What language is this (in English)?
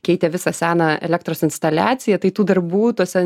Lithuanian